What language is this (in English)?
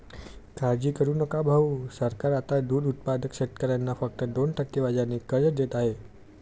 Marathi